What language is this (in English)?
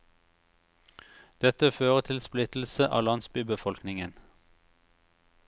Norwegian